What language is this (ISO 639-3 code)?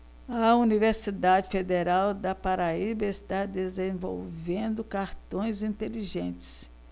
por